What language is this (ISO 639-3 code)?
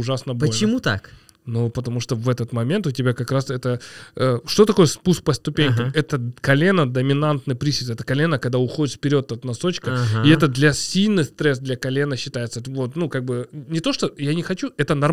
rus